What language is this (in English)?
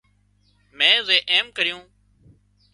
Wadiyara Koli